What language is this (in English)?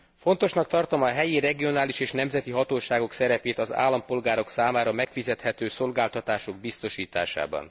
Hungarian